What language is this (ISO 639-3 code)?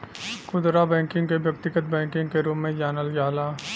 bho